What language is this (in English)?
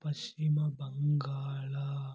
Kannada